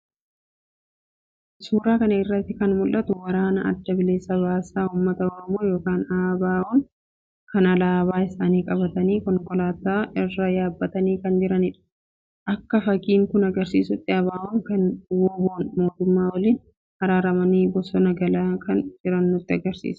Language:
Oromo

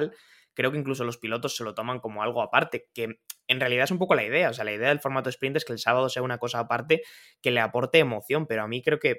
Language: Spanish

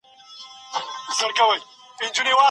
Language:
Pashto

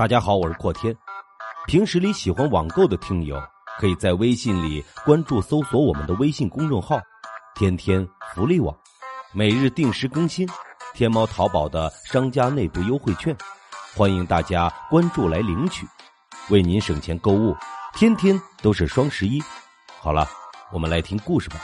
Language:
Chinese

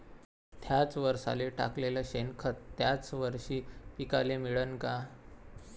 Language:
Marathi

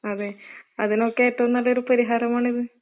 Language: Malayalam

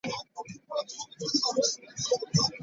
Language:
Ganda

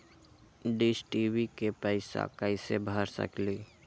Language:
Magahi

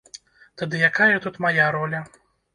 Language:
Belarusian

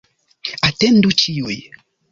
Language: Esperanto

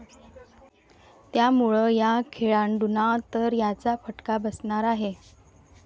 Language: Marathi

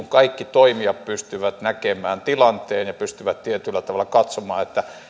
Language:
Finnish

